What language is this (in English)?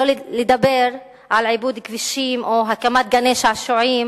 Hebrew